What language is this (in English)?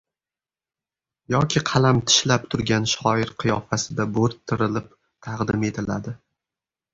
Uzbek